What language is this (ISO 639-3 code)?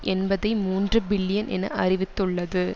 tam